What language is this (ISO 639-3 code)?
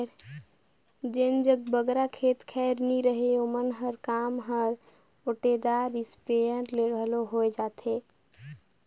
hne